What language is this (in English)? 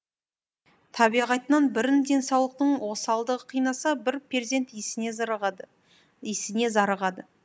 Kazakh